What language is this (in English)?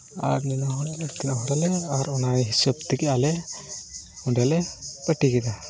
Santali